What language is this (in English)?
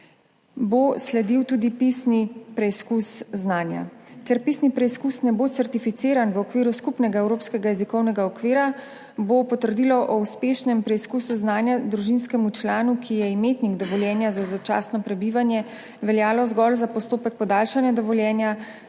Slovenian